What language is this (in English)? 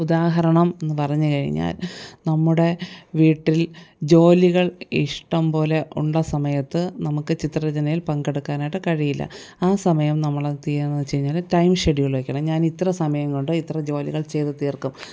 Malayalam